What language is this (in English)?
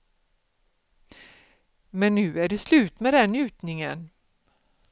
Swedish